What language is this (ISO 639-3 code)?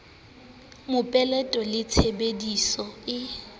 sot